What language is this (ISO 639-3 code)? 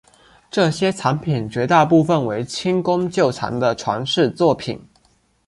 zho